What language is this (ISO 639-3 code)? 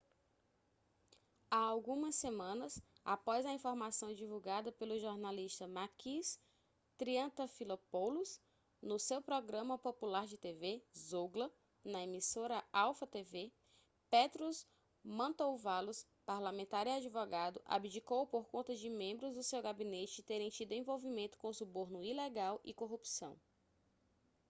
por